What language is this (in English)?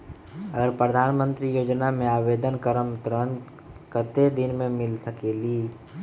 Magahi